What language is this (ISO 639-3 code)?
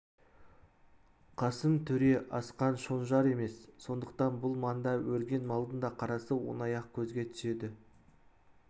kaz